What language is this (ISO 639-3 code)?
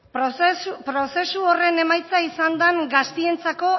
eus